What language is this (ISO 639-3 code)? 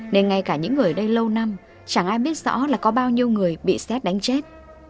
vie